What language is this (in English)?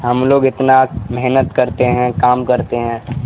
Urdu